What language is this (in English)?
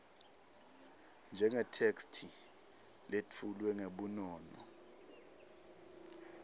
Swati